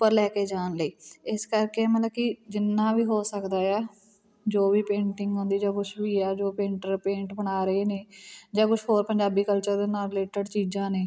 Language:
Punjabi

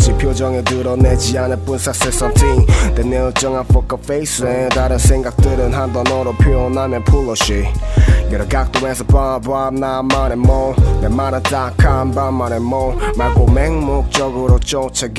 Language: Korean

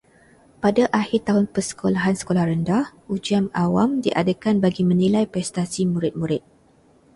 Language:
Malay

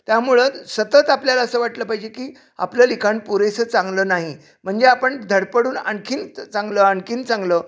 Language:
Marathi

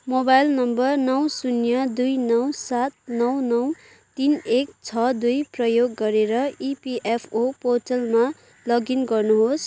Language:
Nepali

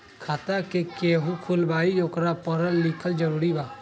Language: Magahi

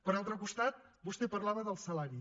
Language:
Catalan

